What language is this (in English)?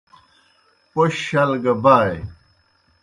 Kohistani Shina